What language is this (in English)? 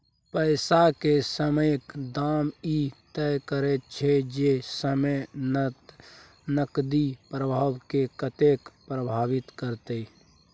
Maithili